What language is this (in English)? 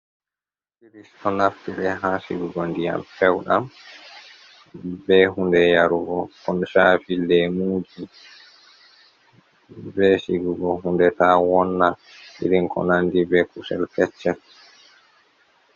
Fula